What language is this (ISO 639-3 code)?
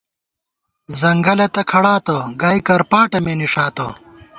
gwt